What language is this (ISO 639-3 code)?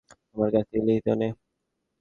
ben